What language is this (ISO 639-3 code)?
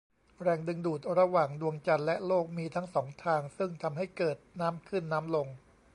tha